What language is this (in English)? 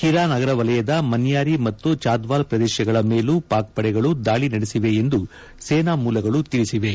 Kannada